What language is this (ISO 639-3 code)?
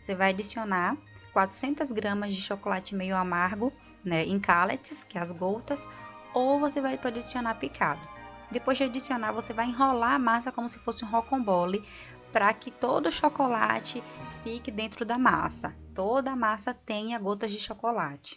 por